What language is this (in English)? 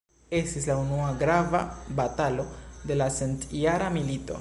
Esperanto